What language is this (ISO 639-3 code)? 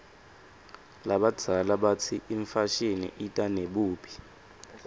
ssw